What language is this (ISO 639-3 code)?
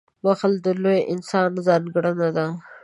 pus